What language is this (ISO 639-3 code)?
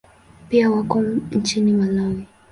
swa